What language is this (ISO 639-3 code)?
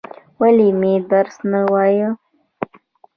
pus